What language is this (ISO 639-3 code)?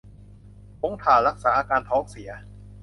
tha